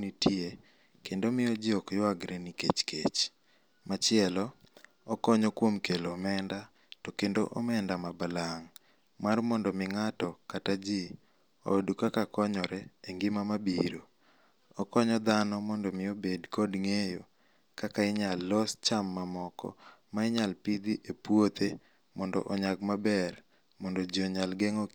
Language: Luo (Kenya and Tanzania)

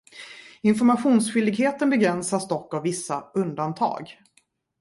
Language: Swedish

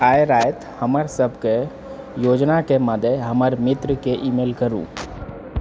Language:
Maithili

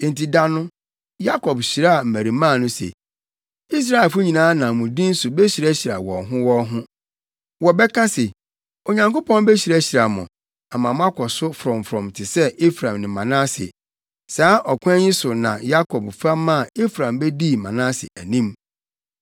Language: Akan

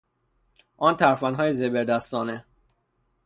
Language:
Persian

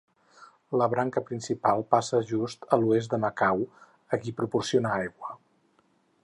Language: Catalan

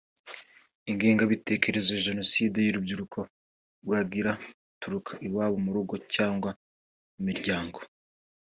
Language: Kinyarwanda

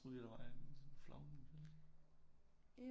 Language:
Danish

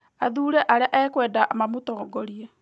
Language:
Kikuyu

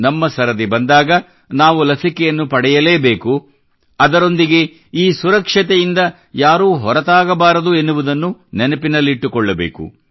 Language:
Kannada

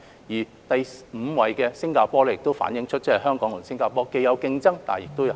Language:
Cantonese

